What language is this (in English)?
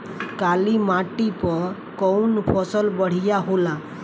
Bhojpuri